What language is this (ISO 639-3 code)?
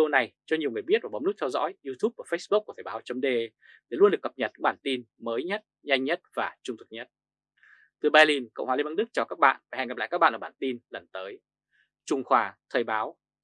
vie